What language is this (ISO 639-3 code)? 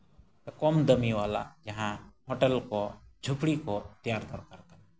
sat